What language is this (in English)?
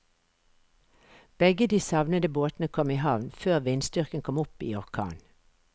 Norwegian